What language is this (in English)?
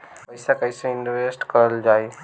Bhojpuri